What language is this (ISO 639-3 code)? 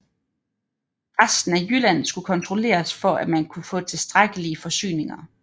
dan